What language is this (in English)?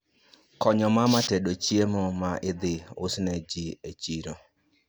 Luo (Kenya and Tanzania)